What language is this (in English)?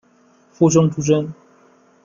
Chinese